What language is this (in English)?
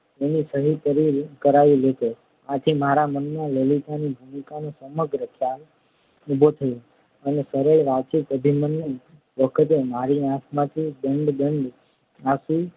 Gujarati